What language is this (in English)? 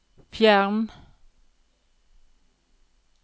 Norwegian